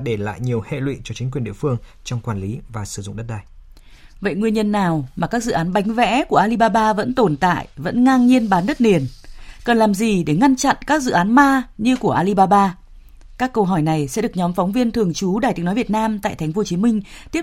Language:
Vietnamese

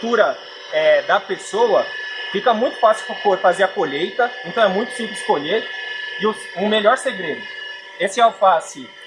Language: Portuguese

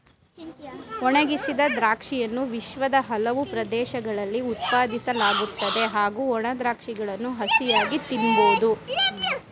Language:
Kannada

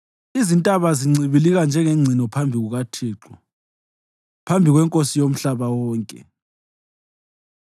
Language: North Ndebele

